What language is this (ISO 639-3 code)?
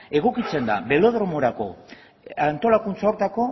eus